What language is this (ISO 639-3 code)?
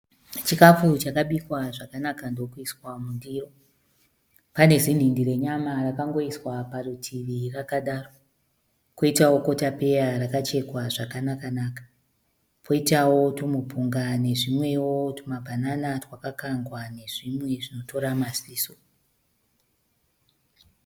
sna